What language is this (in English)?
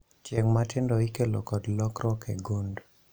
Luo (Kenya and Tanzania)